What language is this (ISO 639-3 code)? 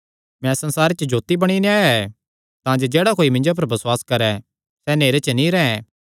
xnr